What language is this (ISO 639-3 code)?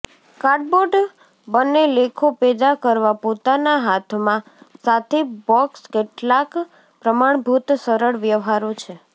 guj